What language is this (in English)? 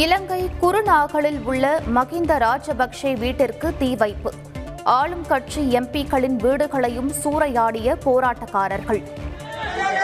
Tamil